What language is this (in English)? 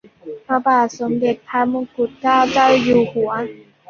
Thai